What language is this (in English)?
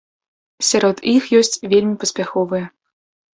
Belarusian